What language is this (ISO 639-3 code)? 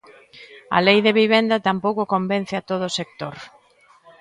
glg